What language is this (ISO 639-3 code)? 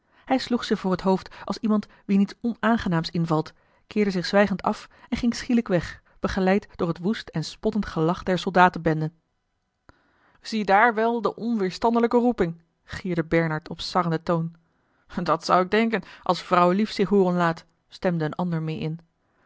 nld